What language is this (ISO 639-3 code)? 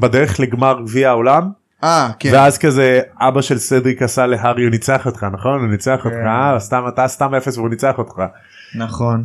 heb